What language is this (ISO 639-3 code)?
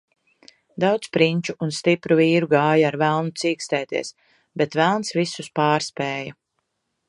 lav